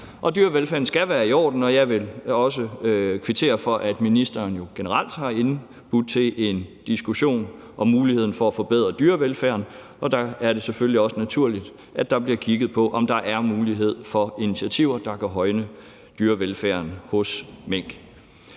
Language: Danish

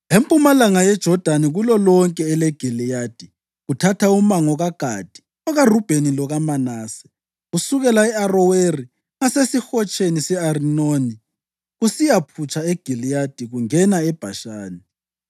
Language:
North Ndebele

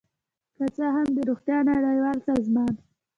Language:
Pashto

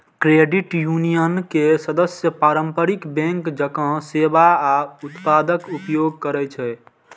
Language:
Maithili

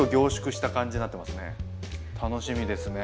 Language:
Japanese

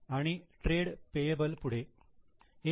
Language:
Marathi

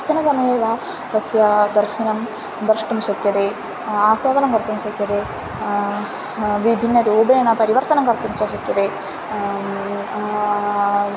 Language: Sanskrit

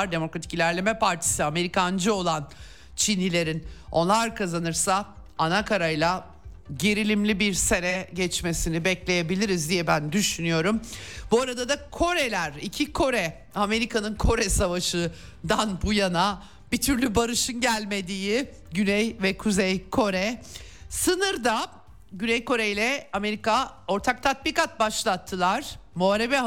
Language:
Turkish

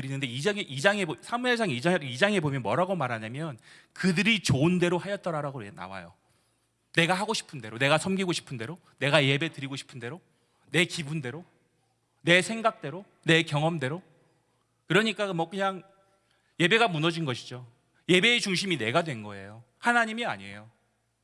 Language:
Korean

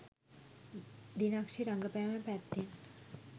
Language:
Sinhala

